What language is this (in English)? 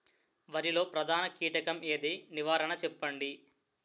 Telugu